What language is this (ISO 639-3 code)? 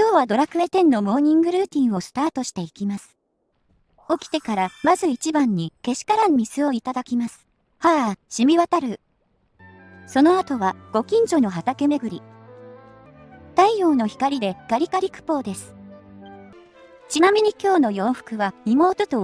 jpn